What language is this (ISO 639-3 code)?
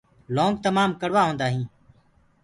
ggg